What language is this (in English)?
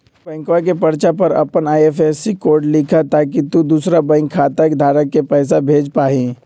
Magahi